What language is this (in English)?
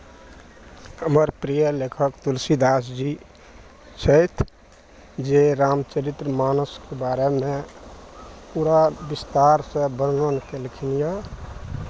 Maithili